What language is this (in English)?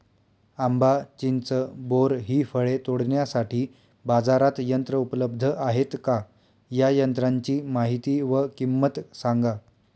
Marathi